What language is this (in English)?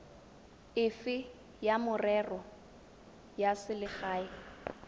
Tswana